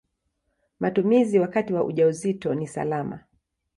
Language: Swahili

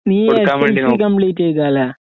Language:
Malayalam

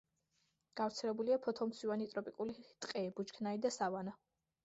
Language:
Georgian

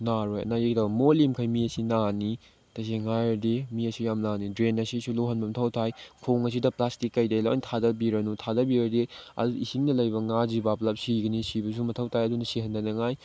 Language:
Manipuri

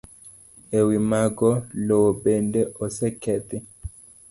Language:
Luo (Kenya and Tanzania)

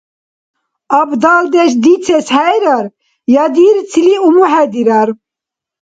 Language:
Dargwa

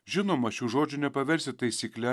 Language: Lithuanian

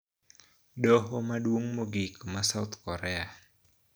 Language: Luo (Kenya and Tanzania)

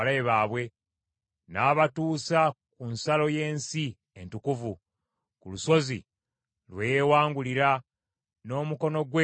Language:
Ganda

